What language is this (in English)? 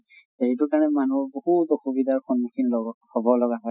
Assamese